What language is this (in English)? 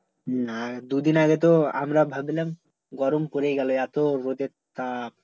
Bangla